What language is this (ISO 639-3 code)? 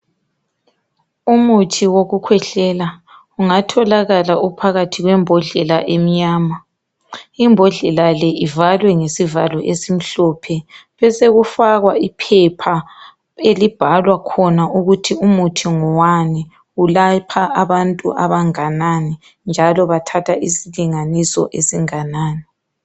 nde